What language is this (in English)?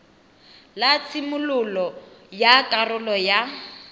Tswana